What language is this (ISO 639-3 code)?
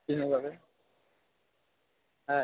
asm